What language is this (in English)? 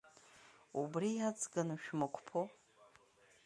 Abkhazian